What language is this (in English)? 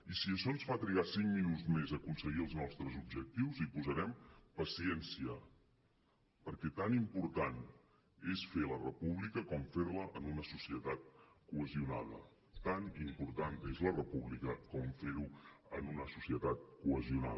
Catalan